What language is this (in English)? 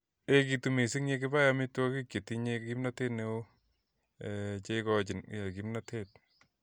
Kalenjin